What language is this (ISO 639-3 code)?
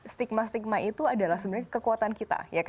ind